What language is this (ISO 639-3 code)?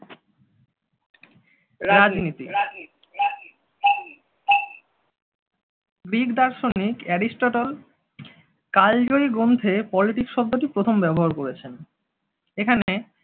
ben